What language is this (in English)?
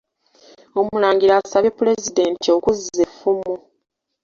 Ganda